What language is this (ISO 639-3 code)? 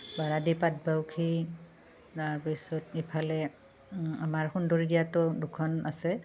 asm